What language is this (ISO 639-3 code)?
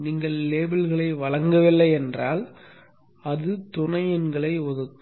tam